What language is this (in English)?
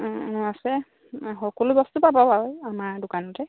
Assamese